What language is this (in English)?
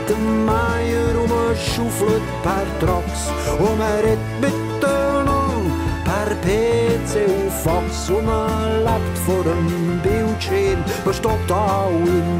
Dutch